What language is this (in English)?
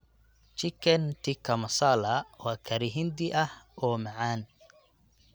Somali